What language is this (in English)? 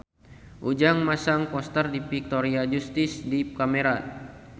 Sundanese